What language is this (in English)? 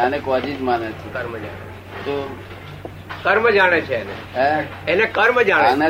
Gujarati